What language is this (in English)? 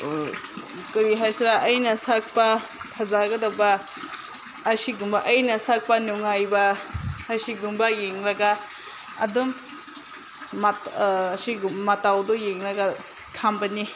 Manipuri